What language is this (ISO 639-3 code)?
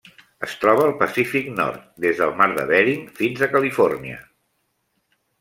cat